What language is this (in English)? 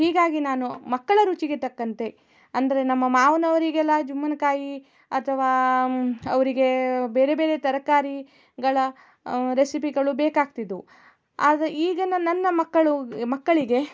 Kannada